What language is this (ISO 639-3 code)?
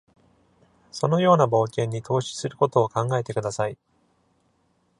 jpn